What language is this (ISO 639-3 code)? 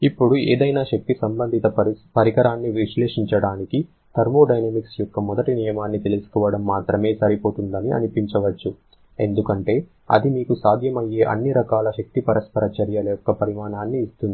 tel